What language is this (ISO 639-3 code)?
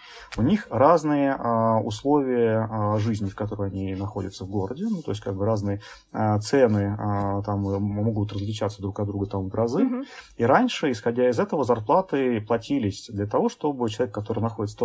rus